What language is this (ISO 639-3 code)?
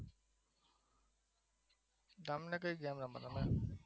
guj